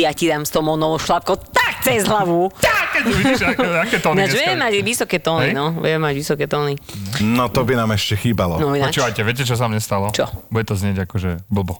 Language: Slovak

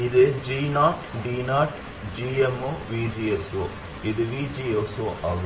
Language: Tamil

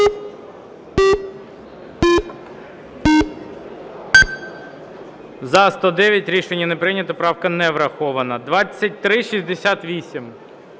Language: Ukrainian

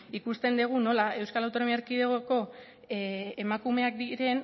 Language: Basque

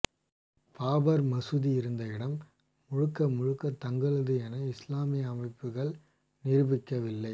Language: Tamil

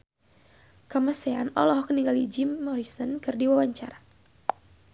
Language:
Sundanese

